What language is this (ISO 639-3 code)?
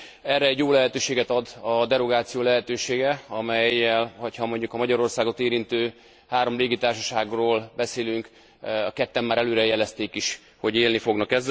hun